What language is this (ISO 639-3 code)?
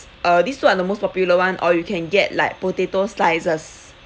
eng